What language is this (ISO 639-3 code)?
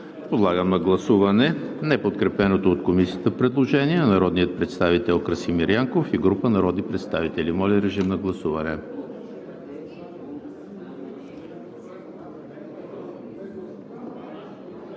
bul